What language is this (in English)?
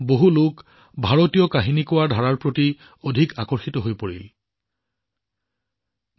Assamese